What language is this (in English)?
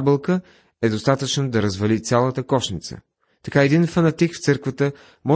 Bulgarian